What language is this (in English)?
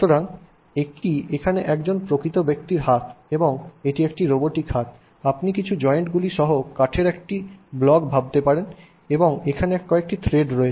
Bangla